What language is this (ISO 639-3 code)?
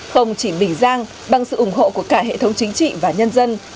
vie